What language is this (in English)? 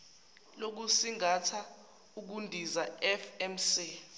Zulu